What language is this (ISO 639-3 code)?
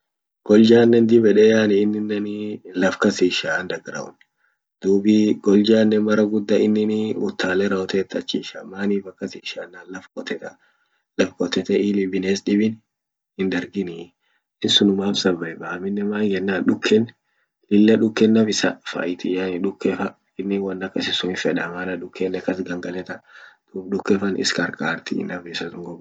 orc